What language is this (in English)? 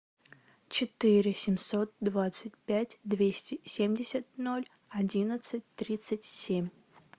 Russian